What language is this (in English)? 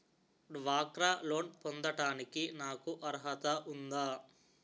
Telugu